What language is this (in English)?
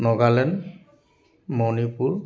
Assamese